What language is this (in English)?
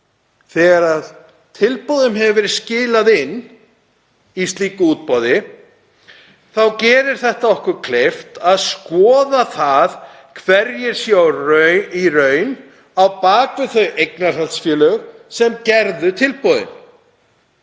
Icelandic